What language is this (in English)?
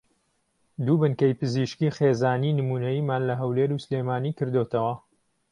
Central Kurdish